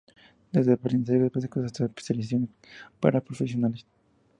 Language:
Spanish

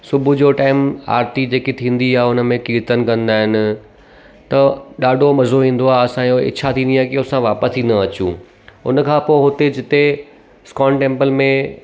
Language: Sindhi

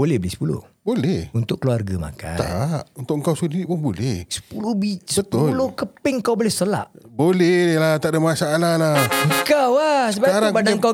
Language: Malay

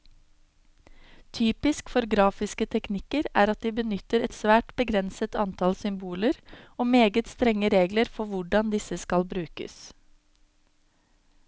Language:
Norwegian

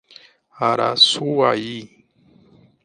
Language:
Portuguese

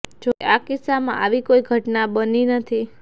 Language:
Gujarati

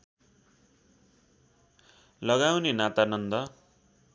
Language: Nepali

